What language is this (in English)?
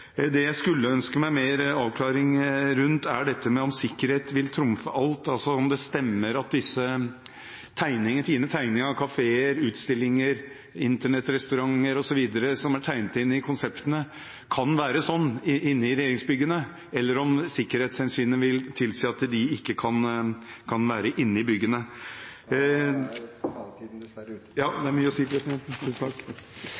Norwegian